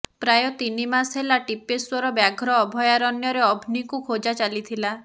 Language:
Odia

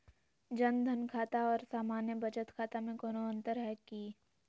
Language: Magahi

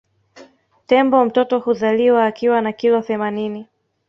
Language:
Swahili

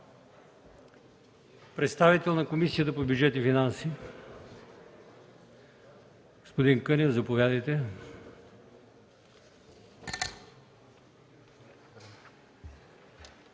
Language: Bulgarian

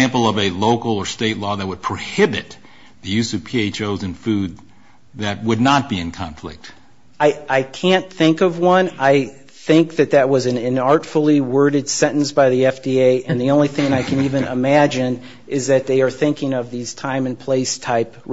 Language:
English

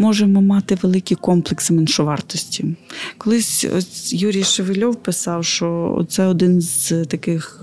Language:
Ukrainian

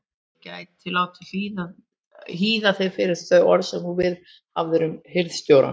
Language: Icelandic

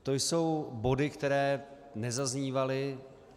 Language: Czech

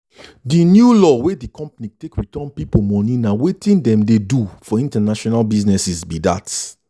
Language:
Nigerian Pidgin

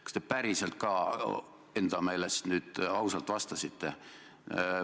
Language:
Estonian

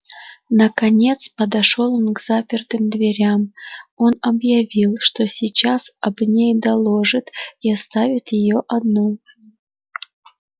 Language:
Russian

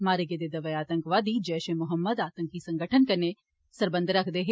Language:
Dogri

